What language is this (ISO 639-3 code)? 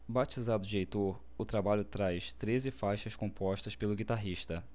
por